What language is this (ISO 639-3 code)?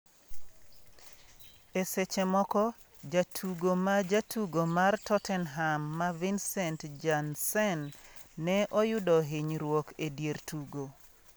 luo